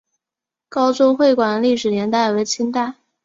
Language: Chinese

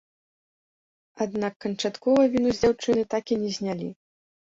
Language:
Belarusian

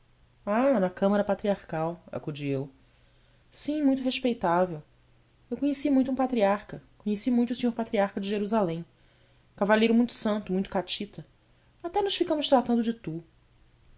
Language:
Portuguese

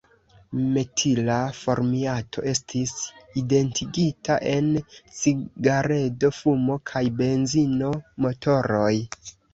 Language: Esperanto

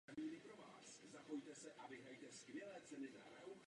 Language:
Czech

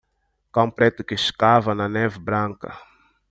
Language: Portuguese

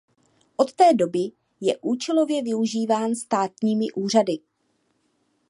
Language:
Czech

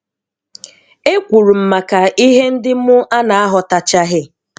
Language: Igbo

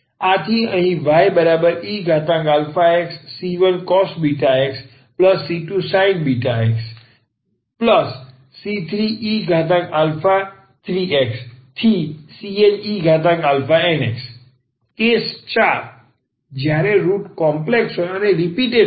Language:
Gujarati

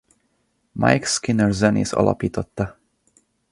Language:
Hungarian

